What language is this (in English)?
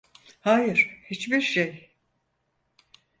Turkish